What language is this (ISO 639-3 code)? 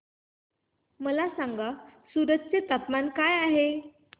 mar